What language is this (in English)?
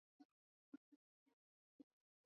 Swahili